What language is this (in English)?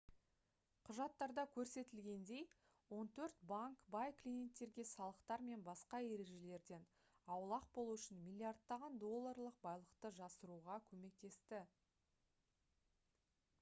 Kazakh